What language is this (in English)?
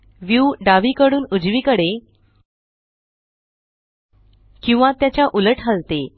Marathi